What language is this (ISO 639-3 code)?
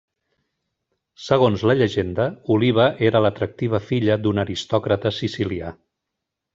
cat